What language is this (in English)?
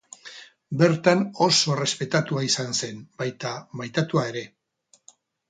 Basque